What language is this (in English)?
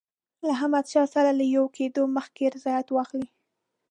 Pashto